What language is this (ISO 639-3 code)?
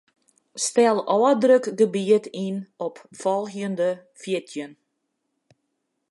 fry